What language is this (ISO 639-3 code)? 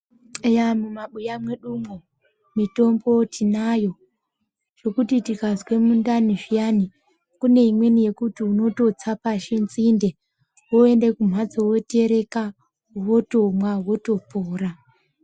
ndc